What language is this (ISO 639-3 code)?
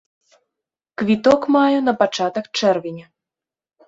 bel